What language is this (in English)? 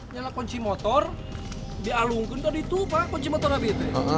Indonesian